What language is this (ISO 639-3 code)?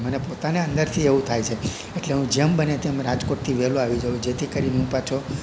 guj